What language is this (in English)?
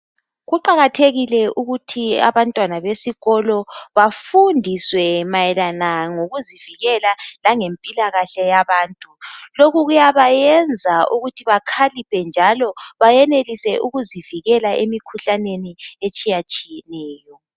North Ndebele